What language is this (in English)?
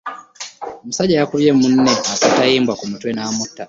Ganda